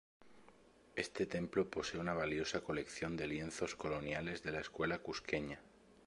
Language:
Spanish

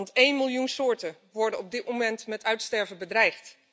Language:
Dutch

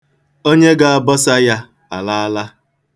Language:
Igbo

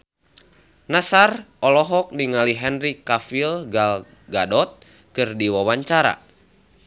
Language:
Sundanese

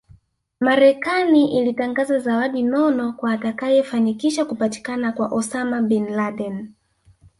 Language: Swahili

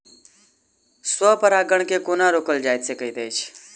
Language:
Maithili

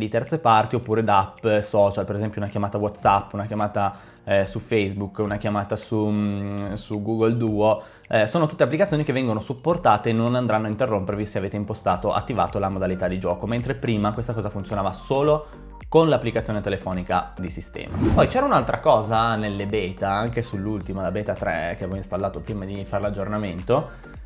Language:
Italian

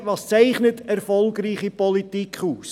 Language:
Swiss German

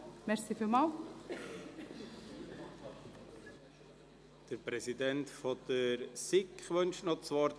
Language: Swiss German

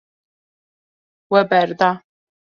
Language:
Kurdish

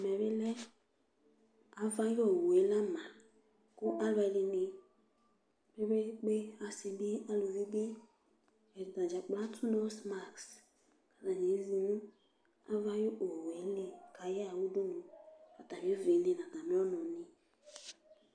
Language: Ikposo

